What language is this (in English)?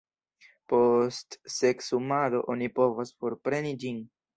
Esperanto